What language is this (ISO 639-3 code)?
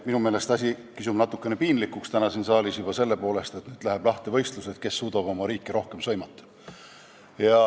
est